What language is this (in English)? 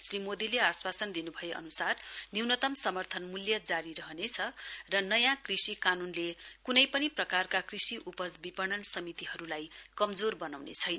Nepali